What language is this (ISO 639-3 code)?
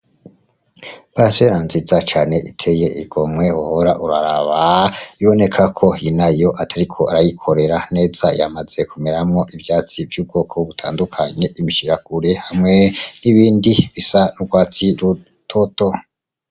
run